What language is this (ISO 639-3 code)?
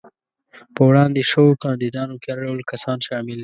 pus